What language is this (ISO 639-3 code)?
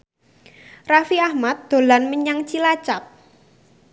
jav